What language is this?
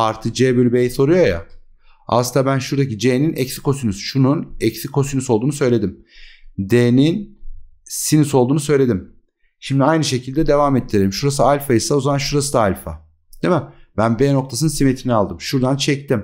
Turkish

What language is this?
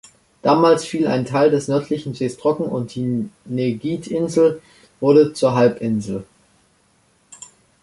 German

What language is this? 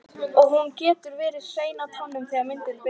Icelandic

